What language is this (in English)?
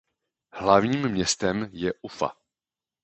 Czech